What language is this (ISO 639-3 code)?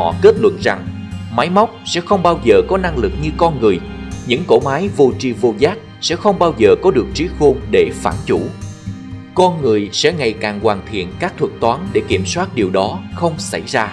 vie